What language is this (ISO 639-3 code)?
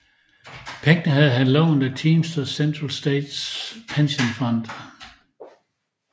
dan